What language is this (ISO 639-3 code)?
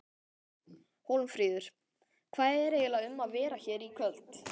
isl